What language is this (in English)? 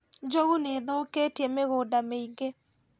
Kikuyu